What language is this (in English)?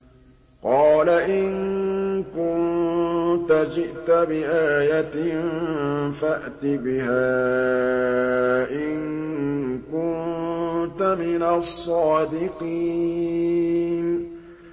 Arabic